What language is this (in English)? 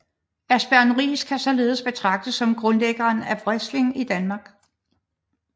Danish